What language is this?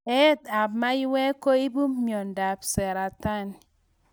Kalenjin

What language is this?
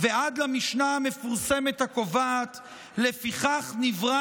Hebrew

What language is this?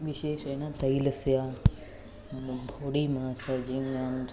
Sanskrit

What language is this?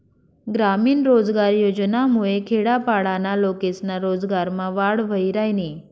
Marathi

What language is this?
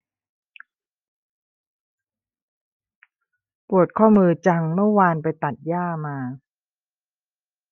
Thai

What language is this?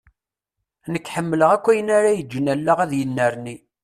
Kabyle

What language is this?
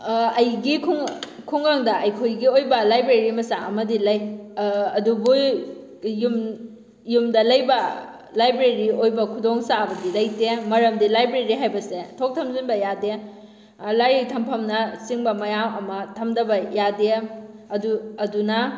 Manipuri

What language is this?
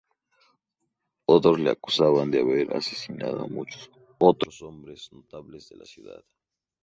Spanish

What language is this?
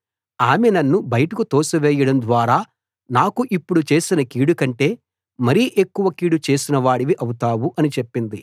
Telugu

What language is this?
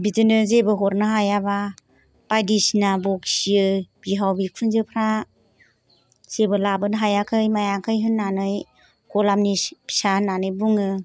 Bodo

